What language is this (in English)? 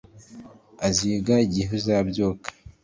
Kinyarwanda